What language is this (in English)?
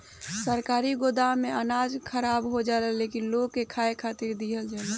Bhojpuri